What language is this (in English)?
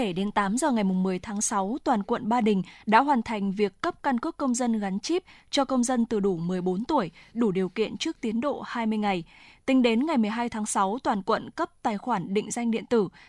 Vietnamese